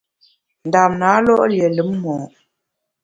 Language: Bamun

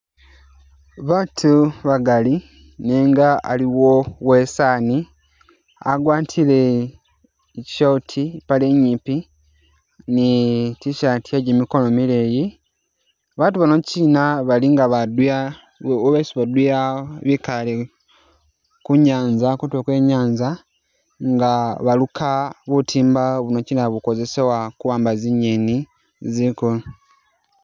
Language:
Masaaba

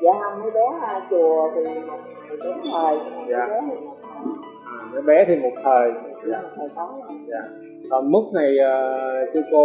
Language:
Vietnamese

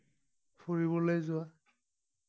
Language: Assamese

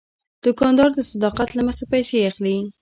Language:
Pashto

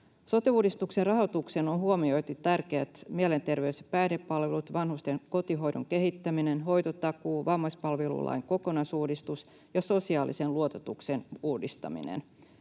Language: Finnish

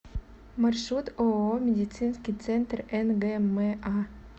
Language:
Russian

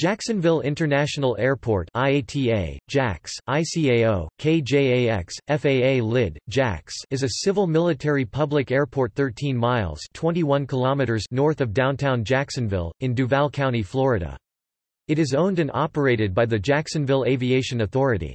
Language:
English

